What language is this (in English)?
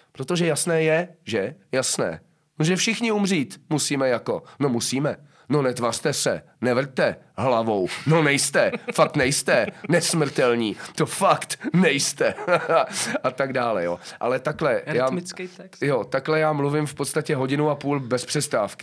Czech